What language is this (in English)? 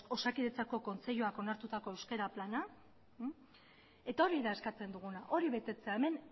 Basque